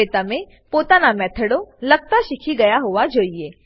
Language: Gujarati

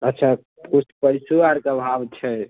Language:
Maithili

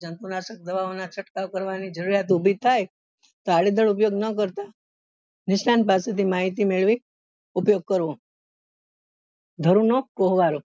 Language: Gujarati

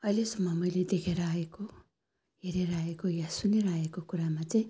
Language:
Nepali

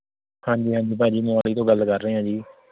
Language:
Punjabi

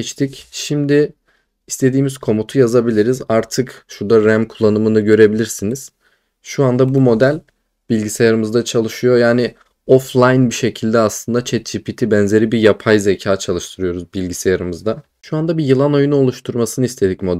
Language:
Turkish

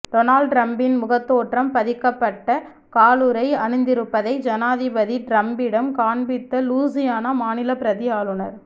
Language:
Tamil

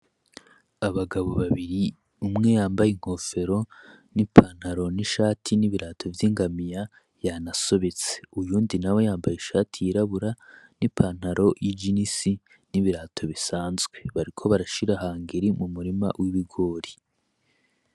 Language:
Rundi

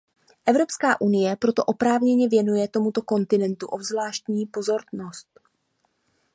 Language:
Czech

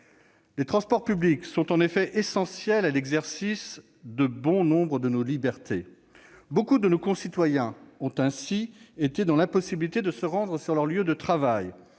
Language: French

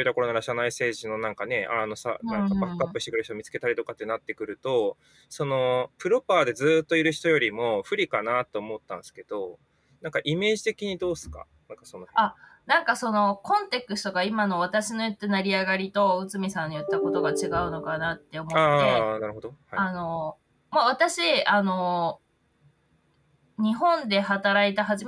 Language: Japanese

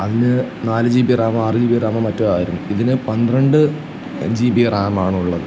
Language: Malayalam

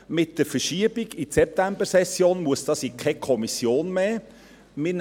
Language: Swiss German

